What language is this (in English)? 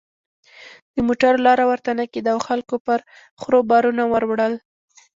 Pashto